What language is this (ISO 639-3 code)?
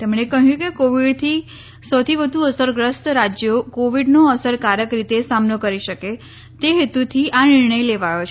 guj